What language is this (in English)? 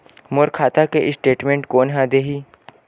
Chhattisgarhi